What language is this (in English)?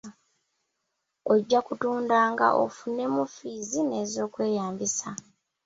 Ganda